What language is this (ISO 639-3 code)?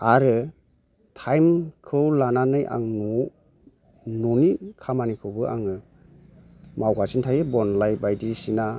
brx